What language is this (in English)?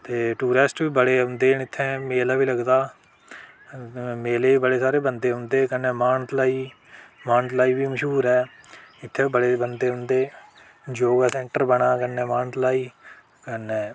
Dogri